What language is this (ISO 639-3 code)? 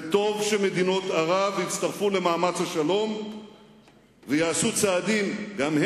heb